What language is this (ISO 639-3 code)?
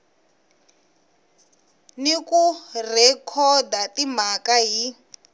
tso